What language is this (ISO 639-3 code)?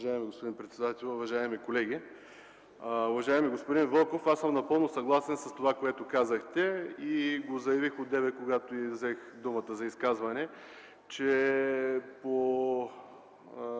bul